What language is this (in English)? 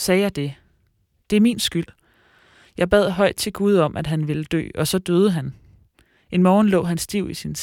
Danish